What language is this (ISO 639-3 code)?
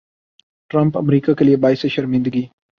urd